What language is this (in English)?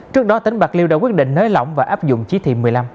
Vietnamese